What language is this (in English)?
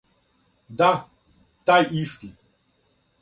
Serbian